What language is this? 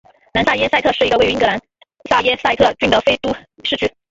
Chinese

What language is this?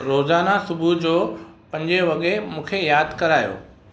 Sindhi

